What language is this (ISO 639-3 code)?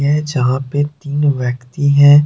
hin